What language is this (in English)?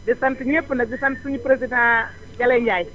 Wolof